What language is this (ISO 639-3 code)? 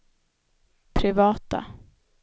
swe